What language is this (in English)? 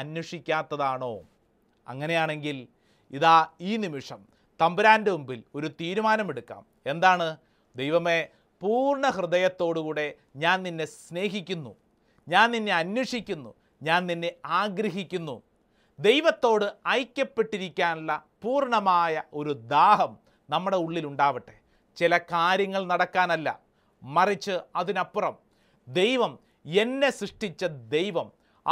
Malayalam